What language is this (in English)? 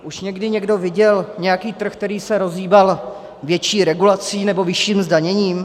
Czech